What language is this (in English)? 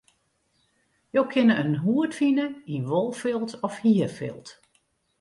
Western Frisian